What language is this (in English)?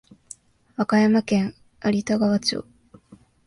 Japanese